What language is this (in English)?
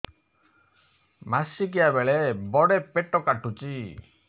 Odia